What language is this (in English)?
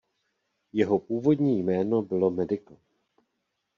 Czech